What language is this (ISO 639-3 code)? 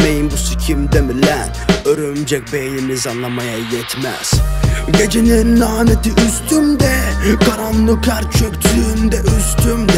tur